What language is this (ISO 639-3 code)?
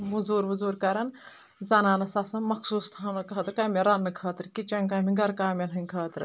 kas